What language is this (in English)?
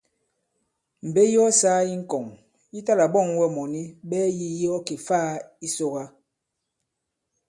Bankon